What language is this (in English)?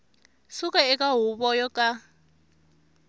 Tsonga